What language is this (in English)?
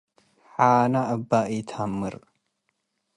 Tigre